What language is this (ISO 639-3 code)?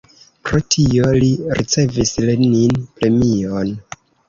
epo